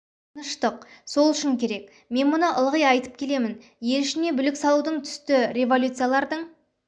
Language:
Kazakh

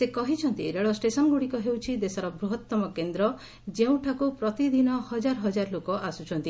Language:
Odia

